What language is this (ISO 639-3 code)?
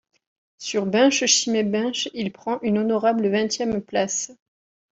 fra